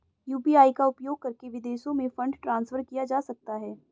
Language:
Hindi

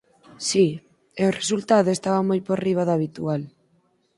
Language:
Galician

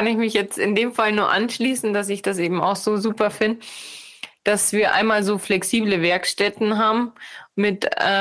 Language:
German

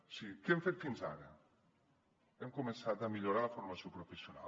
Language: Catalan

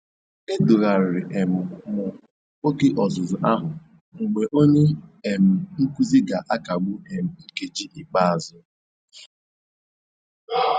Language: Igbo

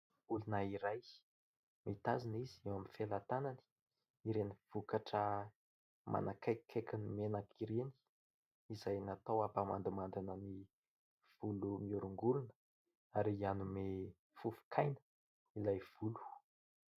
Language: Malagasy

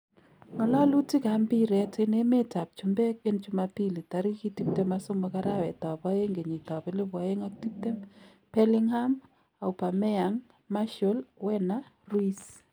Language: Kalenjin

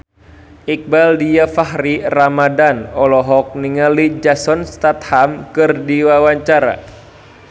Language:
Sundanese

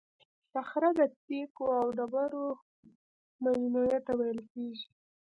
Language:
Pashto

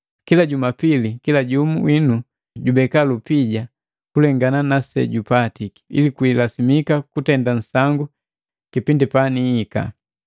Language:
Matengo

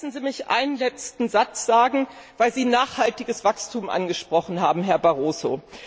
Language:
German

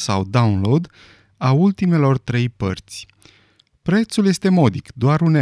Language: Romanian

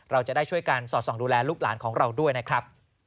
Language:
Thai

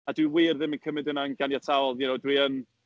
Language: Welsh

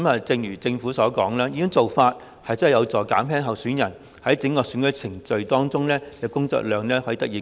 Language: Cantonese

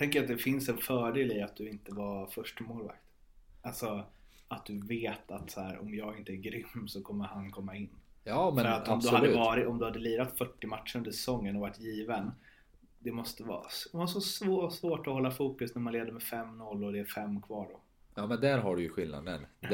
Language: Swedish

